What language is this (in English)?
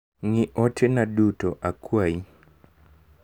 Luo (Kenya and Tanzania)